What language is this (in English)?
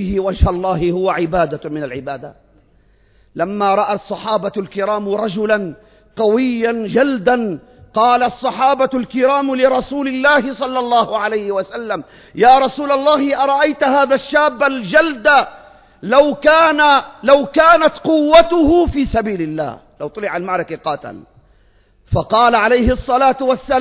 Arabic